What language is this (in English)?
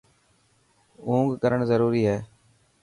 Dhatki